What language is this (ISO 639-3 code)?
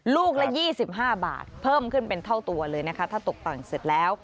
tha